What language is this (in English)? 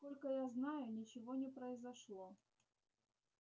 Russian